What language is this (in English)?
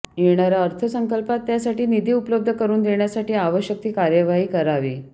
Marathi